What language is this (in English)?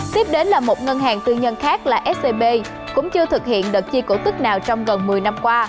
Vietnamese